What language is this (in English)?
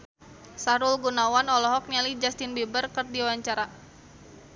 Sundanese